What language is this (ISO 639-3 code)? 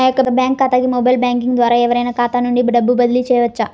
tel